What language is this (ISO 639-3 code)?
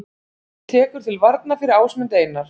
isl